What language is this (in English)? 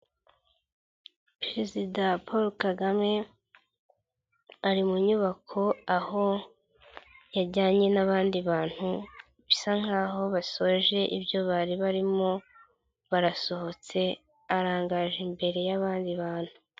Kinyarwanda